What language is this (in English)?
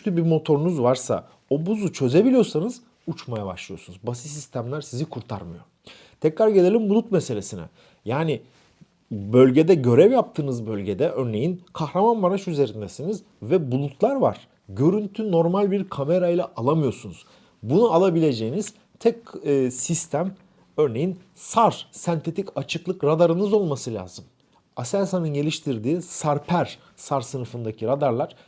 Turkish